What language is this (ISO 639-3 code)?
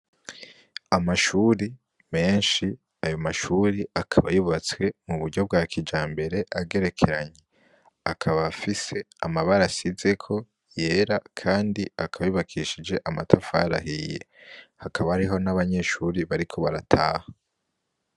run